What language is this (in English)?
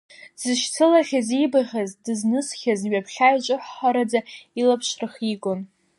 Abkhazian